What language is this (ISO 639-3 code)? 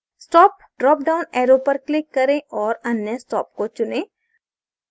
hin